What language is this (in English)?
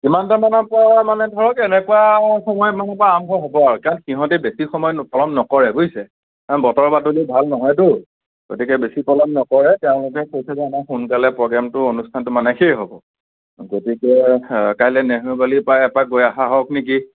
Assamese